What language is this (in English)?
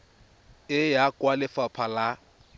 Tswana